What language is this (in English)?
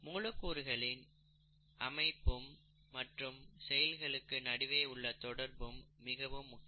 Tamil